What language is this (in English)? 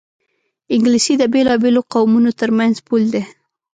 Pashto